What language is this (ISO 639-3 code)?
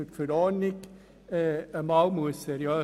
gsw